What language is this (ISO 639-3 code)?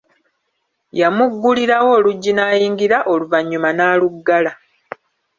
lug